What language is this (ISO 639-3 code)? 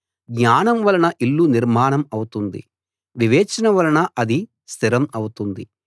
tel